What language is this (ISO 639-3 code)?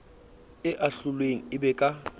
sot